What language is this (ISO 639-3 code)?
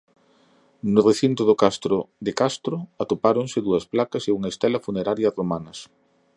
glg